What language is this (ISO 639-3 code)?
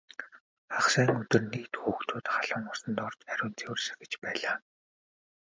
mon